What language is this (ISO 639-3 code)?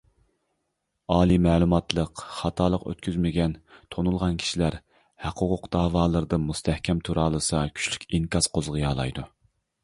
uig